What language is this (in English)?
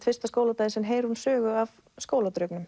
Icelandic